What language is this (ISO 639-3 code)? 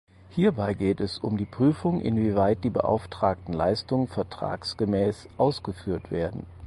deu